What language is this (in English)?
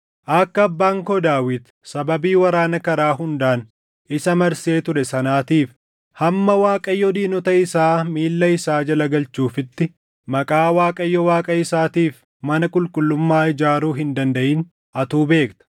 Oromo